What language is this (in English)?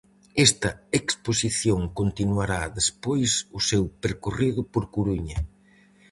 Galician